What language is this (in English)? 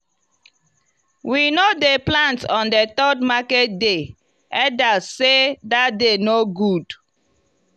Nigerian Pidgin